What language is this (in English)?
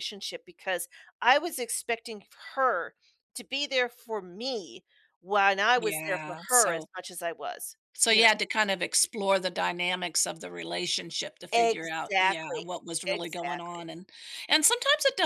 English